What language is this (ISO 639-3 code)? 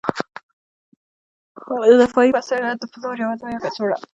pus